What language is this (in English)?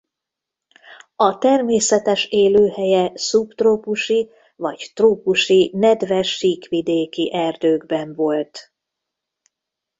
Hungarian